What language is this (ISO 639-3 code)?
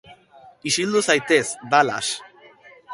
eus